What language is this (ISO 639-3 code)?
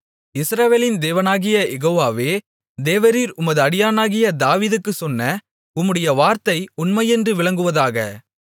tam